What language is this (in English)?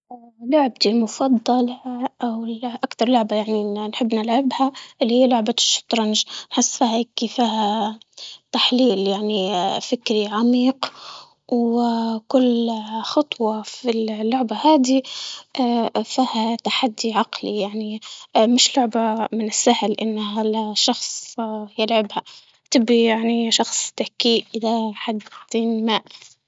Libyan Arabic